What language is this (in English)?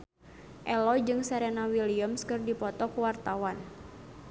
Sundanese